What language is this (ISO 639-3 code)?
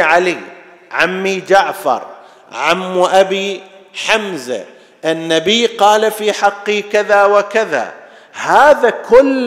ara